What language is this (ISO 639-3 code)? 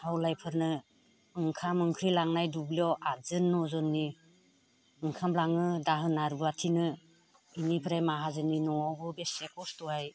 brx